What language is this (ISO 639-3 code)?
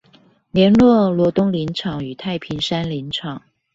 zho